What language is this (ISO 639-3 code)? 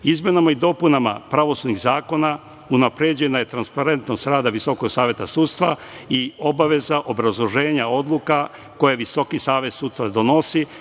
srp